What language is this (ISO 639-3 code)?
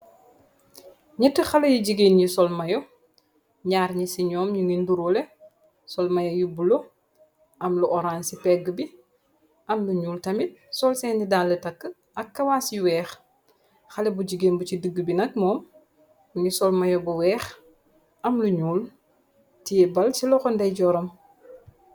wol